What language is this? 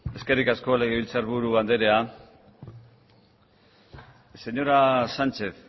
Basque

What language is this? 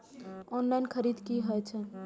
Maithili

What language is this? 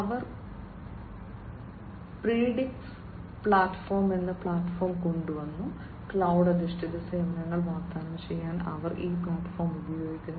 Malayalam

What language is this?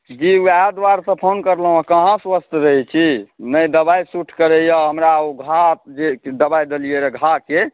Maithili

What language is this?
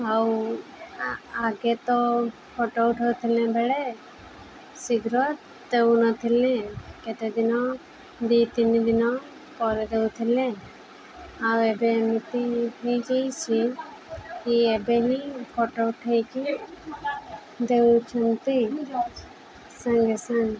Odia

